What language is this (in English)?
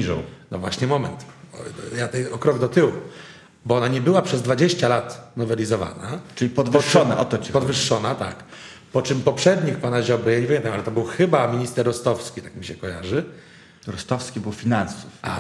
Polish